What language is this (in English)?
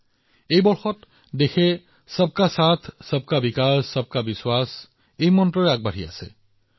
Assamese